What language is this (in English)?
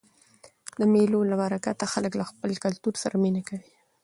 Pashto